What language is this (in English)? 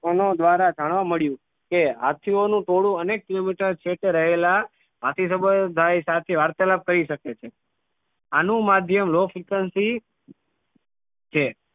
Gujarati